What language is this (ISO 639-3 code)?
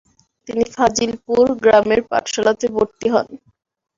ben